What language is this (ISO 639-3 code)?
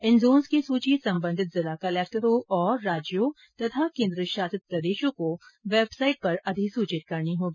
hin